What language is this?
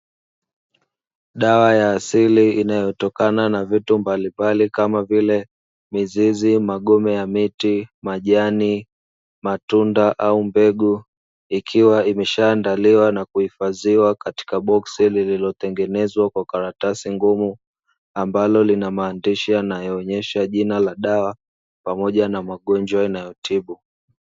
Swahili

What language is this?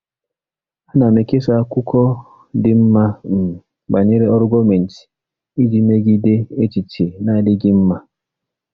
Igbo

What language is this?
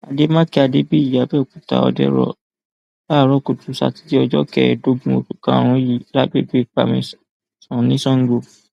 Yoruba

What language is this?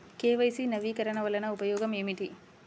Telugu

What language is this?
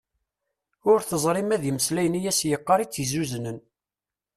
Kabyle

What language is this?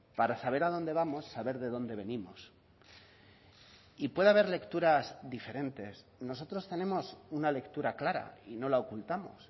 Spanish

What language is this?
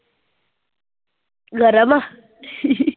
Punjabi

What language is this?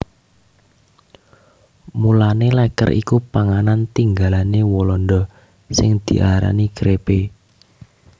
Javanese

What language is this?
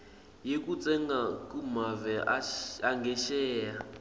Swati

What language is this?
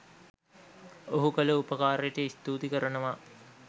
Sinhala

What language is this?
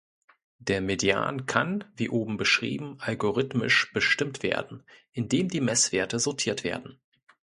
German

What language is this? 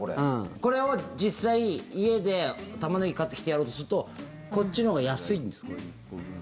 Japanese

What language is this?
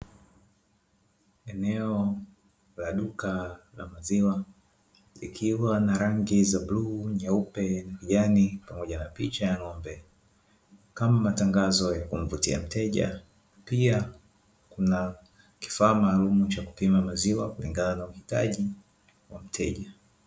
Swahili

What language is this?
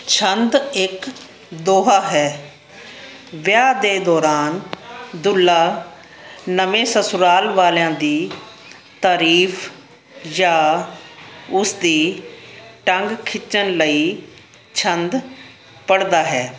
Punjabi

